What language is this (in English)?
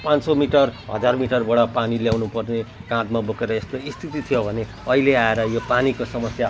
Nepali